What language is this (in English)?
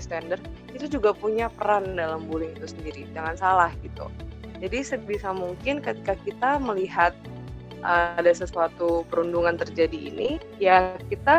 Indonesian